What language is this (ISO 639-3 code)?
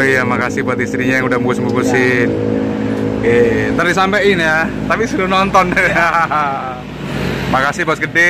ind